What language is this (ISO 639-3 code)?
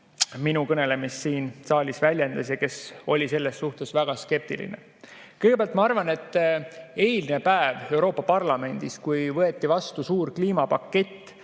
est